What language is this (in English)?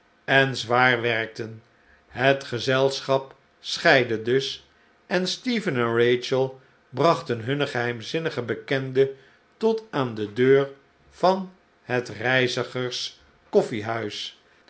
Dutch